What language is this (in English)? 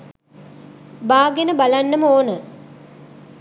Sinhala